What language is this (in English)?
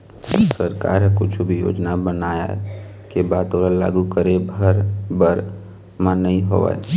Chhattisgarhi